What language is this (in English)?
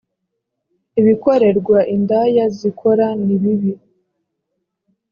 Kinyarwanda